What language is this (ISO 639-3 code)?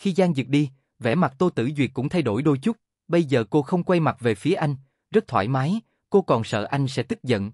vie